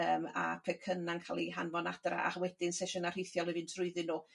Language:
Welsh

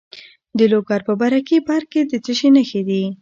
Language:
Pashto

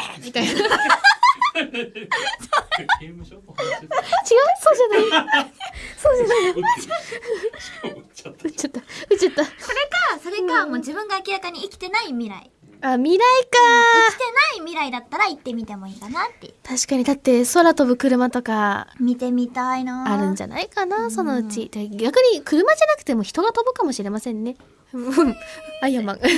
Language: Japanese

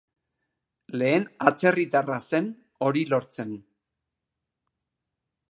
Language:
Basque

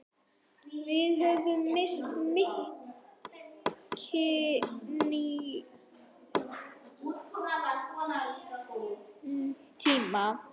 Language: Icelandic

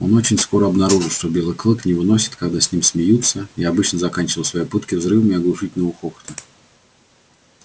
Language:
Russian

